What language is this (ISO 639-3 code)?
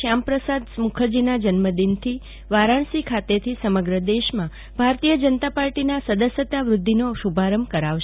guj